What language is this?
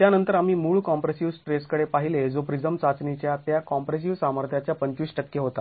Marathi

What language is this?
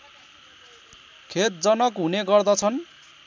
Nepali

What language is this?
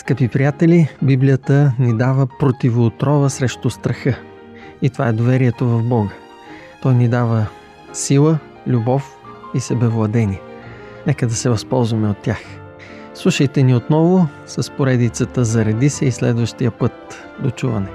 Bulgarian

